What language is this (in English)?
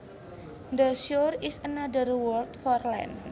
Javanese